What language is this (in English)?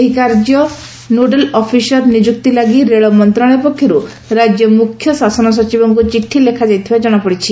Odia